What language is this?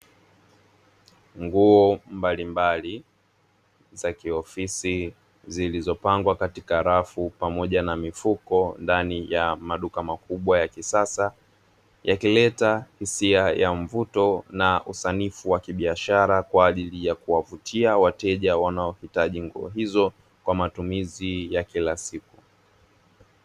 Swahili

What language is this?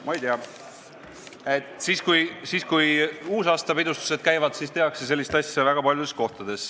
Estonian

